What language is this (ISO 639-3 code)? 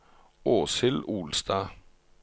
nor